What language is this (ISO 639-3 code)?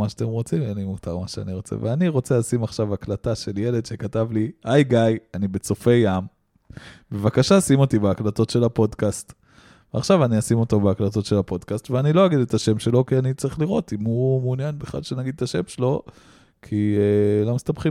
heb